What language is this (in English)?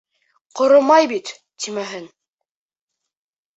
Bashkir